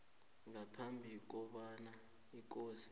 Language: South Ndebele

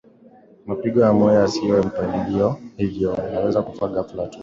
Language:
Swahili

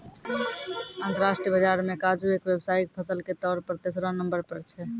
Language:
Maithili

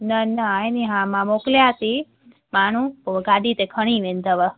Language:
Sindhi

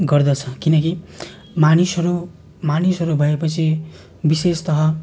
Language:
Nepali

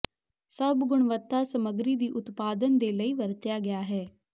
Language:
Punjabi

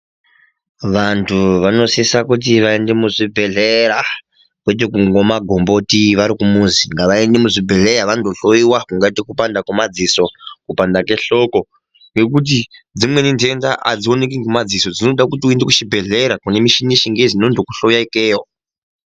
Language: Ndau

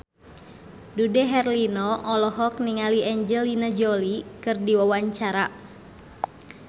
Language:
Sundanese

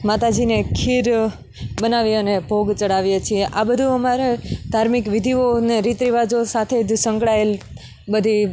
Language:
Gujarati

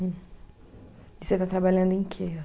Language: Portuguese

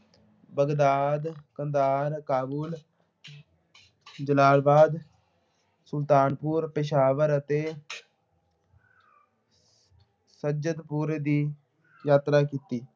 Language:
Punjabi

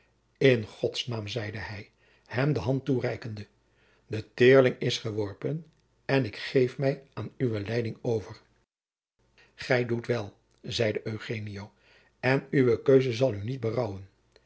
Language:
Dutch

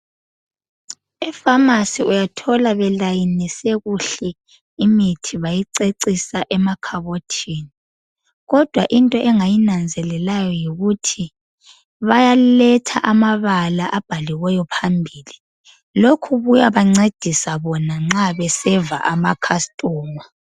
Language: North Ndebele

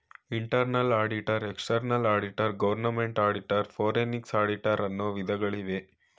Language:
Kannada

